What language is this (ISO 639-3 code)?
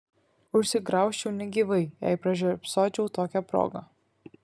lit